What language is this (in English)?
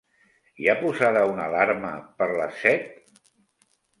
Catalan